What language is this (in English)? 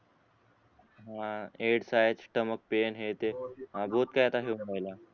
Marathi